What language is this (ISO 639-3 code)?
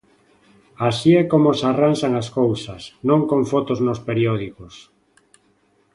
glg